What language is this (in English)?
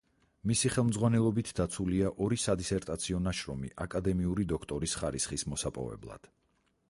Georgian